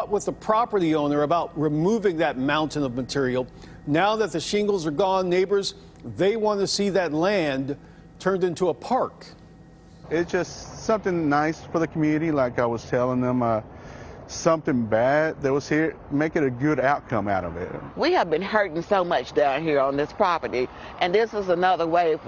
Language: English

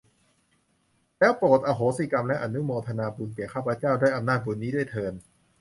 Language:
Thai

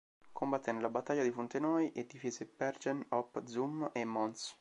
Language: Italian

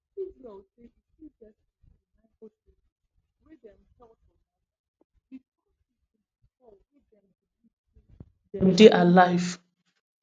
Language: Nigerian Pidgin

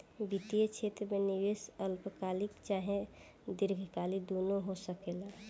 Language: Bhojpuri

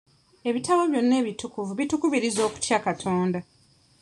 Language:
Ganda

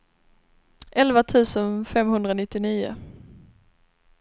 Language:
Swedish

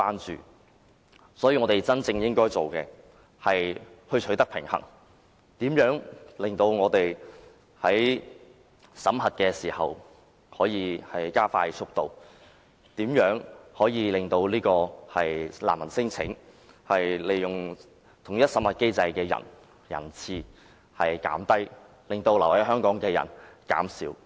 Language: Cantonese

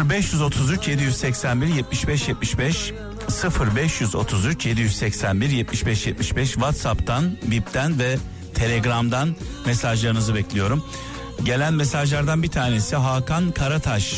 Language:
Turkish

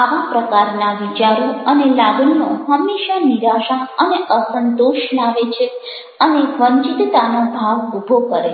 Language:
Gujarati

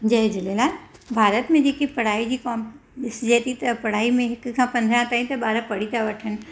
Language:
Sindhi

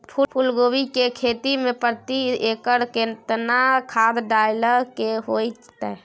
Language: Maithili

